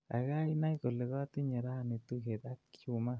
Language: Kalenjin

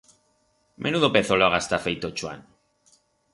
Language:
Aragonese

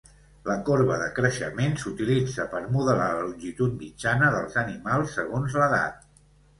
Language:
Catalan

